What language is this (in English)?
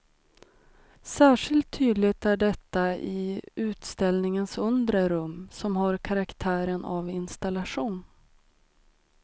Swedish